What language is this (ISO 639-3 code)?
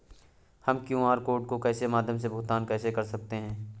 hin